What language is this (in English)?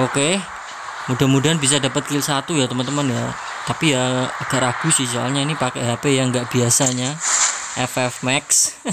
Indonesian